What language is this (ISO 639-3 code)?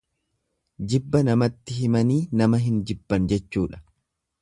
orm